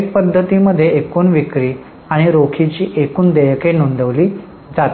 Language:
Marathi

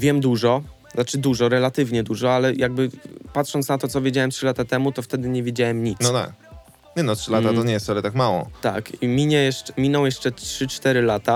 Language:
Polish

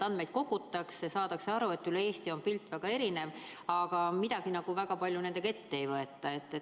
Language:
Estonian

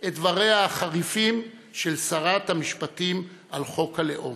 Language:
Hebrew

